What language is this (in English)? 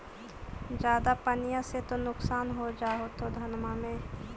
Magahi